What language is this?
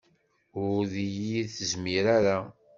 Kabyle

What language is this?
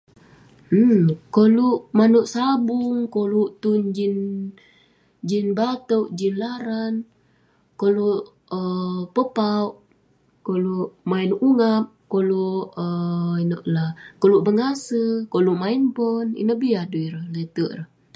Western Penan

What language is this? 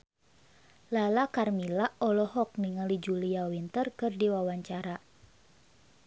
Sundanese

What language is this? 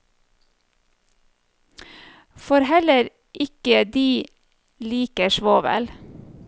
Norwegian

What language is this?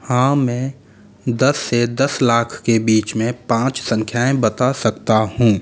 Hindi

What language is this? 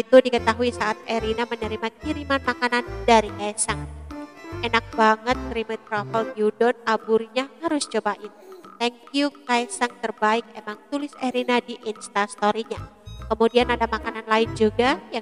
Indonesian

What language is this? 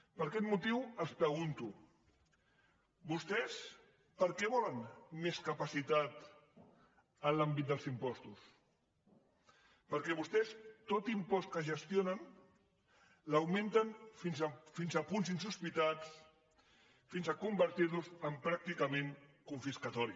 Catalan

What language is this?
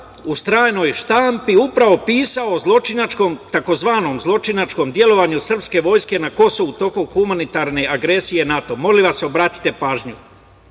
Serbian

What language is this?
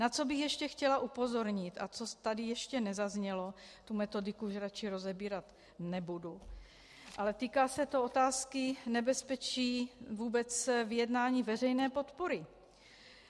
Czech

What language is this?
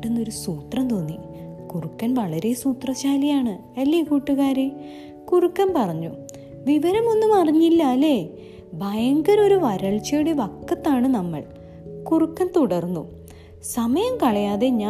Malayalam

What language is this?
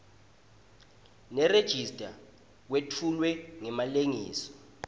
Swati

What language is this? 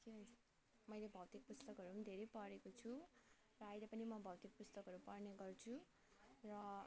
Nepali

